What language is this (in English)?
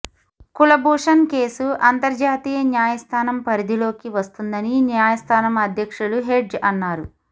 Telugu